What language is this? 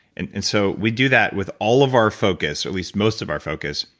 English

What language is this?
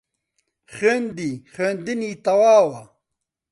Central Kurdish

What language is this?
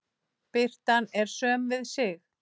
Icelandic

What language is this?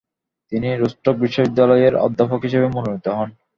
Bangla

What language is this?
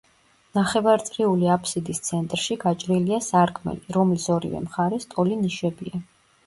Georgian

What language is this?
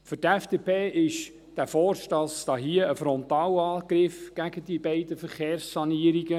Swiss German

